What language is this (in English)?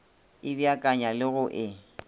Northern Sotho